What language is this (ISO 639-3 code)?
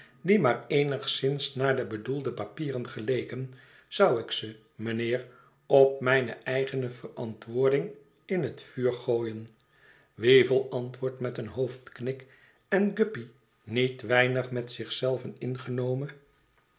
nld